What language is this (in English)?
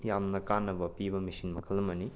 Manipuri